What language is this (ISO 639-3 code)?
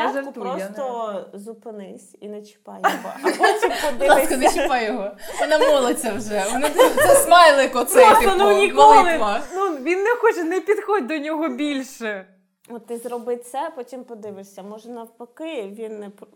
ukr